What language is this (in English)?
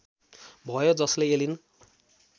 Nepali